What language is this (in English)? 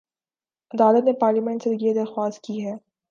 Urdu